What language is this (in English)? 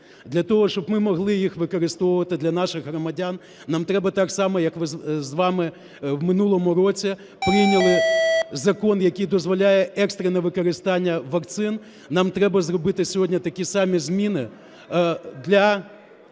Ukrainian